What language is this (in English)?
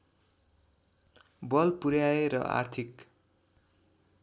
Nepali